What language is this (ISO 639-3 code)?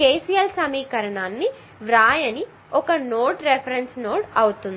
tel